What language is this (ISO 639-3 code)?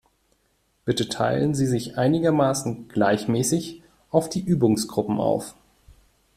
deu